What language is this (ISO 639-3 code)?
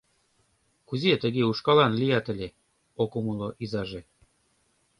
chm